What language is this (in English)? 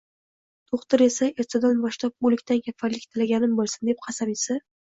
Uzbek